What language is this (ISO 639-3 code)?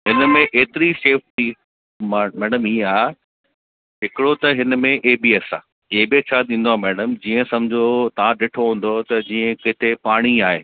snd